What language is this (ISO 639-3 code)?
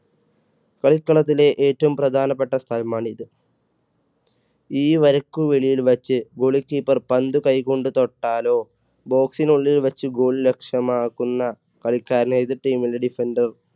mal